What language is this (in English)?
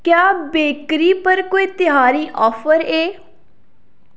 Dogri